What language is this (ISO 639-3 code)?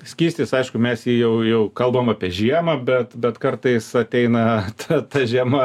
lit